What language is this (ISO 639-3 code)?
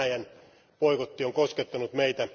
fin